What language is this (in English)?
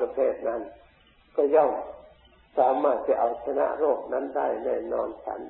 Thai